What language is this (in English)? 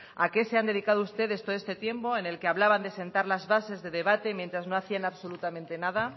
Spanish